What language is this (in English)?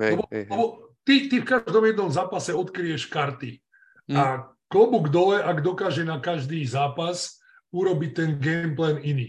Slovak